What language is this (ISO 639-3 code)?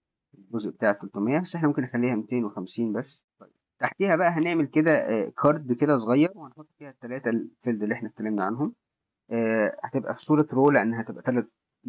ara